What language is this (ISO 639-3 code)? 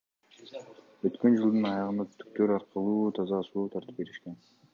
kir